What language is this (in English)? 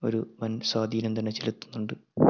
Malayalam